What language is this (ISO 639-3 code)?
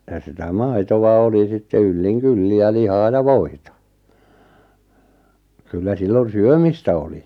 fin